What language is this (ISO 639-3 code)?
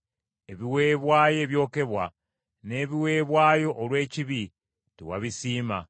lug